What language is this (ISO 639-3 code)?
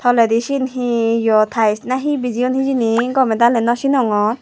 ccp